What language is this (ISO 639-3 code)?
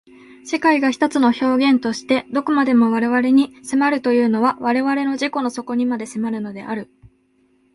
jpn